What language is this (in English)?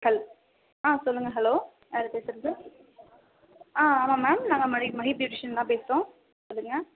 Tamil